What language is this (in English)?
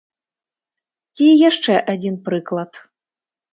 Belarusian